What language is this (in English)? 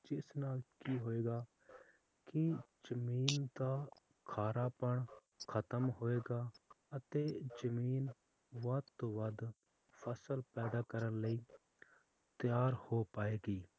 Punjabi